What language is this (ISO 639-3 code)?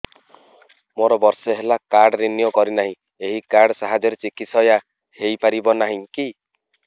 ori